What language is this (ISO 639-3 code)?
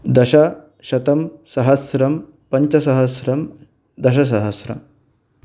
san